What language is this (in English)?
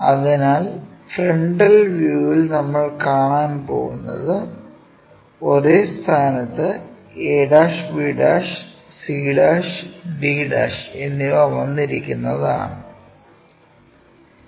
Malayalam